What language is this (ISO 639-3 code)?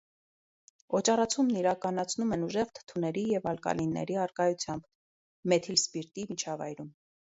hye